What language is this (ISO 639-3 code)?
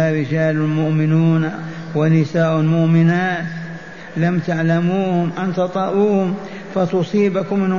ara